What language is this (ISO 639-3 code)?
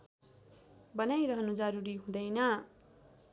nep